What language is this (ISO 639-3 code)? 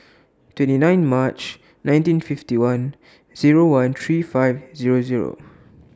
eng